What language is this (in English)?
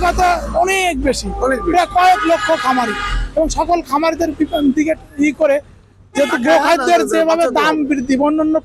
Turkish